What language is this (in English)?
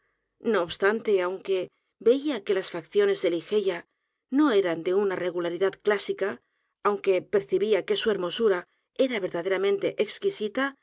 Spanish